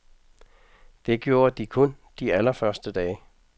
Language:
Danish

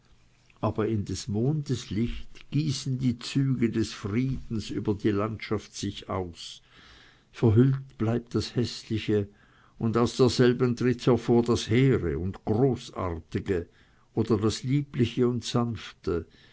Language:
German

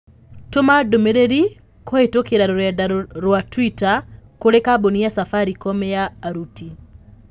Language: Kikuyu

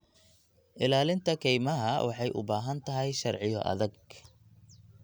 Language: Somali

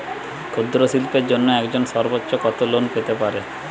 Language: Bangla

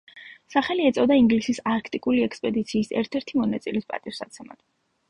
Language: Georgian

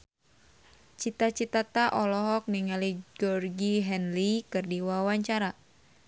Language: Sundanese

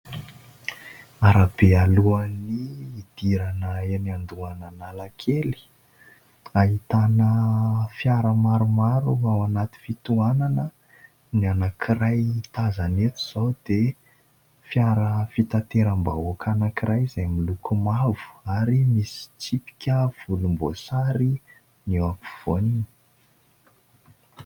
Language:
Malagasy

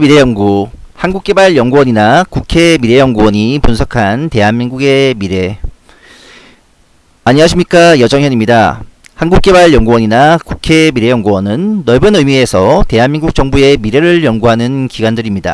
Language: Korean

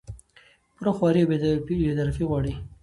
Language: Pashto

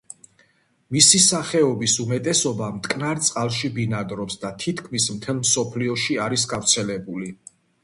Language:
Georgian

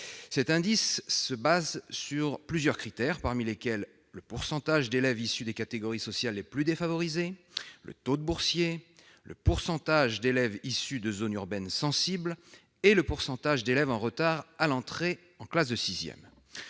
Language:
French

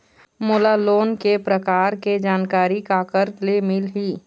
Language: Chhattisgarhi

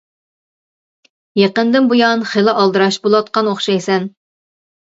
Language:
Uyghur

